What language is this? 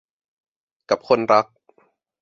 Thai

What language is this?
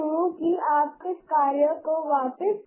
Hindi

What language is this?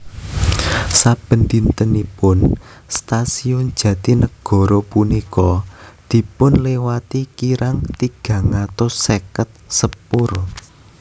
Javanese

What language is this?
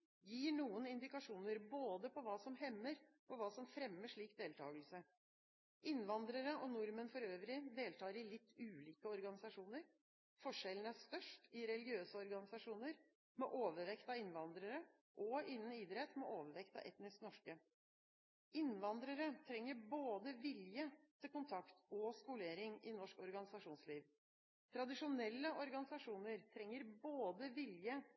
Norwegian Bokmål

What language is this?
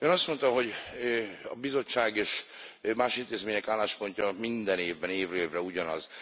Hungarian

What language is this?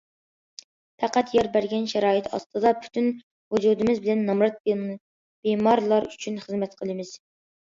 Uyghur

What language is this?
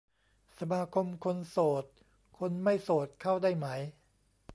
Thai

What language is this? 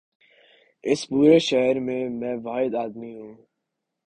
Urdu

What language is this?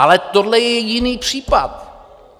Czech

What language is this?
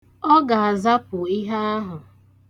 Igbo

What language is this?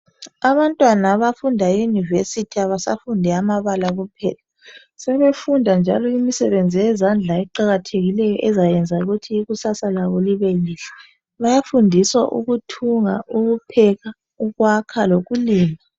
North Ndebele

